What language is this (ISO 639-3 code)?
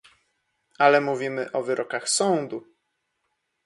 pol